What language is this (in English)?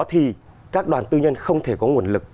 Vietnamese